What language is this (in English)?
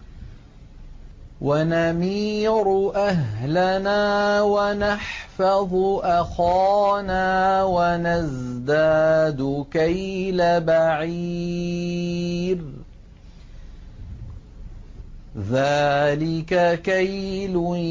Arabic